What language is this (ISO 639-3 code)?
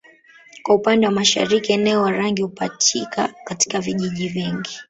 swa